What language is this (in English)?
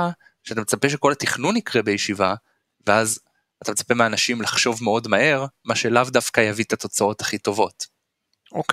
Hebrew